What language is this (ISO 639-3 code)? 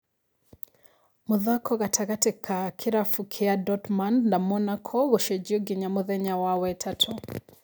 kik